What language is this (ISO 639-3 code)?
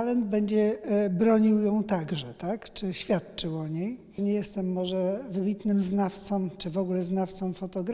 pol